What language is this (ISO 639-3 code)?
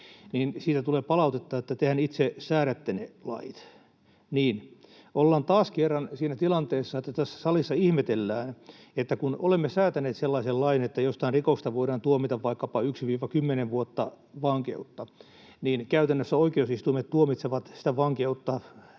fin